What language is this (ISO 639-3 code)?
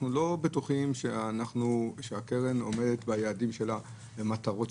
heb